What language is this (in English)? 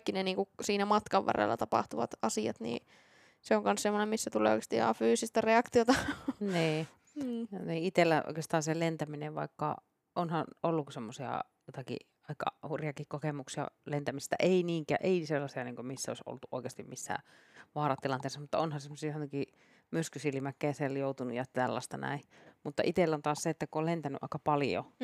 Finnish